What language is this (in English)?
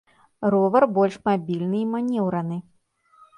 Belarusian